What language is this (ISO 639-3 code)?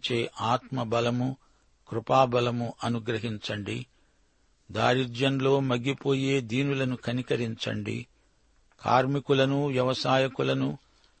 tel